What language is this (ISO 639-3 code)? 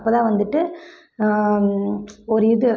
tam